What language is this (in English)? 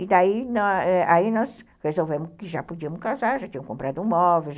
Portuguese